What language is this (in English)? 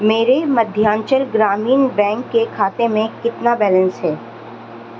Urdu